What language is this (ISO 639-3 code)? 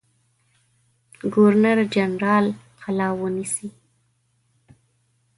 pus